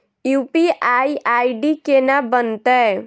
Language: Maithili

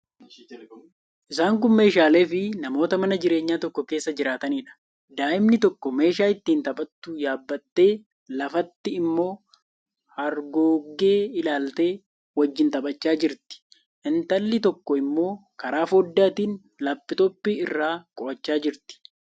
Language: Oromo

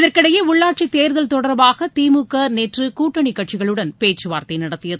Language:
Tamil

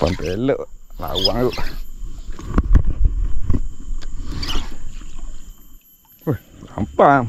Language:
Malay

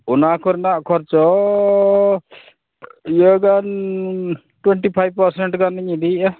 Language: Santali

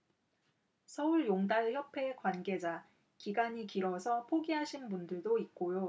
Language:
Korean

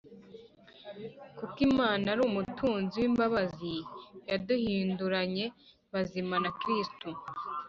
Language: Kinyarwanda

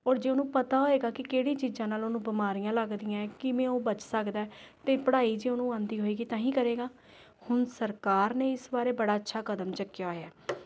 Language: Punjabi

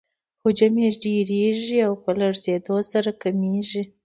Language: Pashto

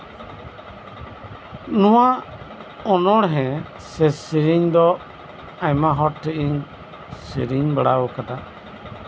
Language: Santali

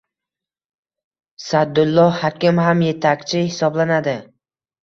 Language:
Uzbek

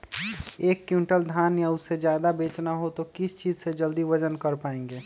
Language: Magahi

